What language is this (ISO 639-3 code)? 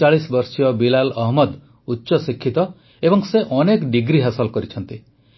ori